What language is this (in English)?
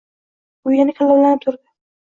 Uzbek